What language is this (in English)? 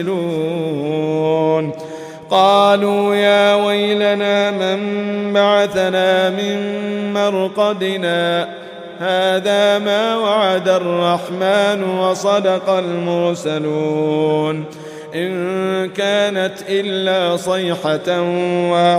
Arabic